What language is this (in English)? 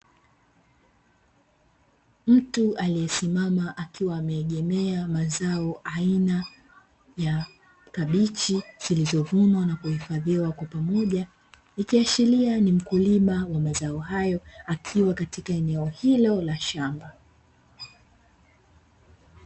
Swahili